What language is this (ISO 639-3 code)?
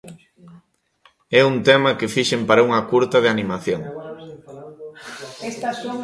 glg